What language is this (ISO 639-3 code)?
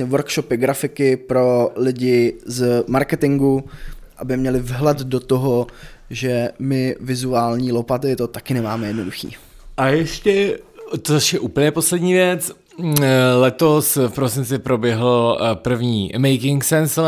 ces